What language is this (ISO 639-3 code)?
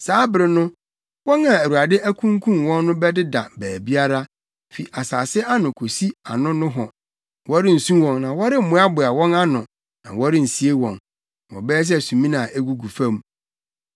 aka